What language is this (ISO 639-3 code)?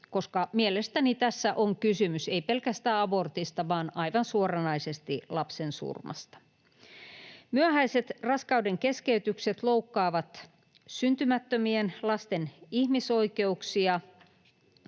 fin